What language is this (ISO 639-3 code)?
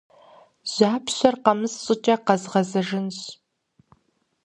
kbd